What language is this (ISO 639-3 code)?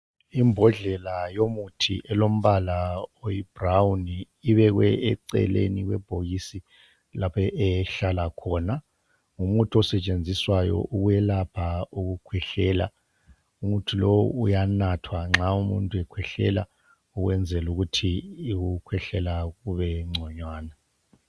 nde